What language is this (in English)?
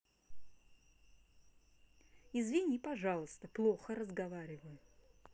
Russian